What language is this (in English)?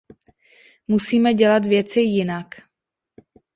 Czech